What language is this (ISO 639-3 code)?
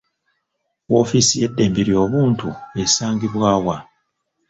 lug